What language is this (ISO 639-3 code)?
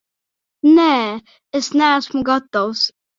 lav